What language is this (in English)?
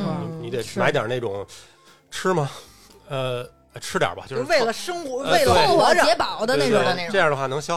Chinese